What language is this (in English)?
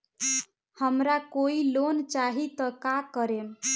Bhojpuri